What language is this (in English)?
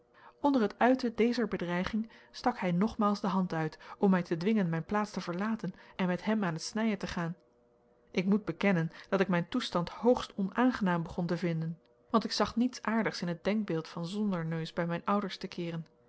Dutch